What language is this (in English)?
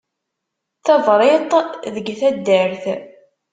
Kabyle